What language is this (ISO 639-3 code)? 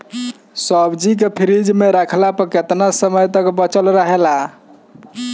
bho